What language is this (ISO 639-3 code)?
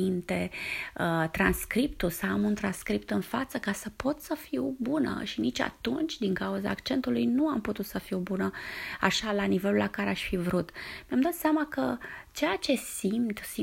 ron